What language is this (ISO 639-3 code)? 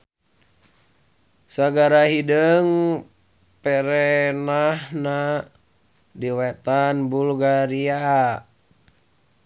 sun